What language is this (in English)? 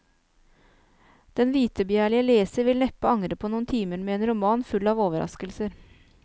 Norwegian